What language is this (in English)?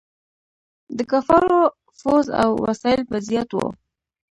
Pashto